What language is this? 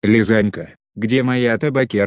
Russian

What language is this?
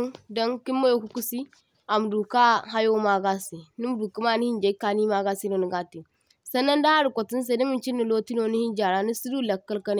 Zarma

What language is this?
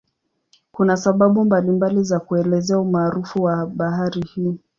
Swahili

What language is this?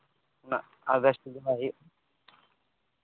Santali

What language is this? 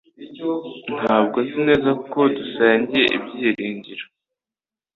Kinyarwanda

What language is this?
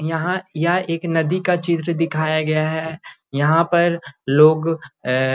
Magahi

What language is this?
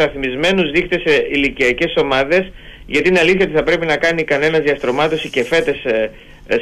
Greek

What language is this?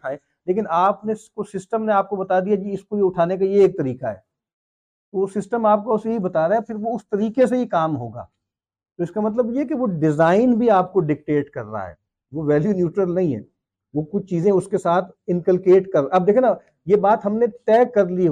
Urdu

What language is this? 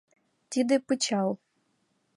Mari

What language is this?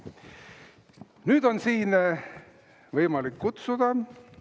Estonian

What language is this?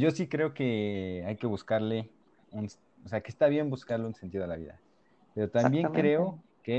Spanish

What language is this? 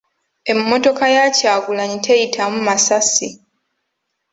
Ganda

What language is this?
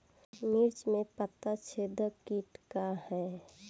Bhojpuri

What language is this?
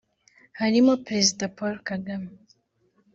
Kinyarwanda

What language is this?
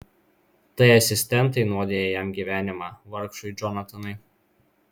Lithuanian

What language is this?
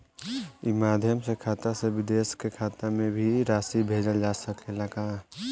Bhojpuri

